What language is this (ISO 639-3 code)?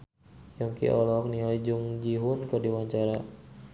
sun